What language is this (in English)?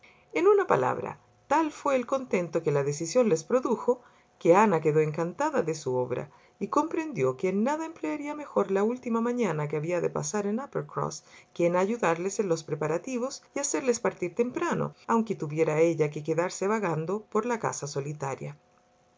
Spanish